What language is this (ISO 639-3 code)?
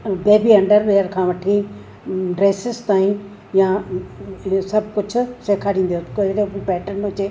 snd